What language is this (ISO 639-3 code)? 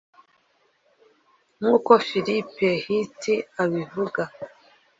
kin